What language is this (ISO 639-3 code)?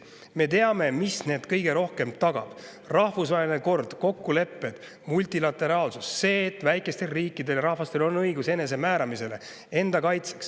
est